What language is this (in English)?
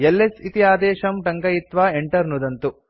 Sanskrit